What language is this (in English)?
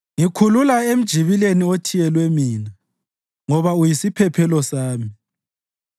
North Ndebele